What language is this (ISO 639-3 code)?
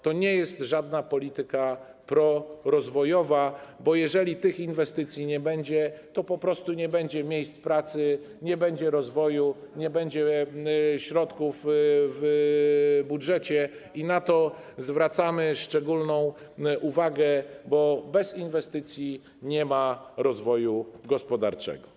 pol